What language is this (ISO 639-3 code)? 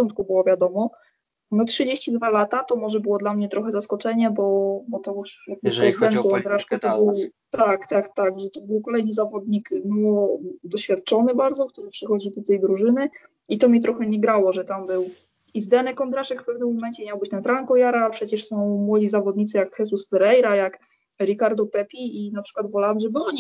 pol